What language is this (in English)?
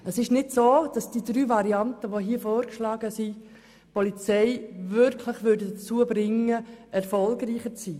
Swiss German